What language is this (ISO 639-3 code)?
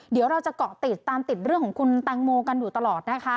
tha